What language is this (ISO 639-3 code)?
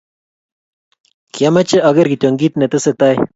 kln